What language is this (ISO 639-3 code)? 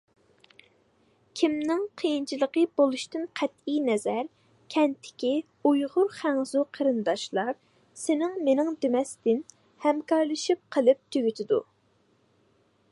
uig